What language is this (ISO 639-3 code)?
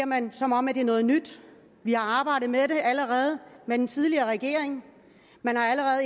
dan